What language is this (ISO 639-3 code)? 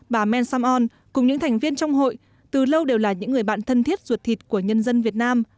vie